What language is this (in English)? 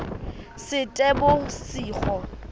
Southern Sotho